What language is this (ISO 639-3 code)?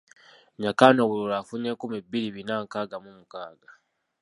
lug